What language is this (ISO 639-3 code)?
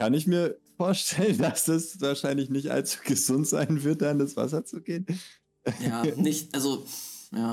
deu